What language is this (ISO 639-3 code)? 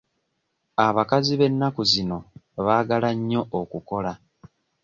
lug